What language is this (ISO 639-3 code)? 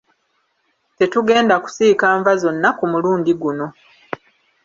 lug